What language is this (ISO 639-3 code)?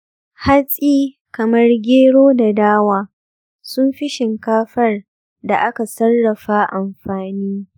hau